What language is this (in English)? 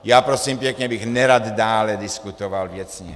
Czech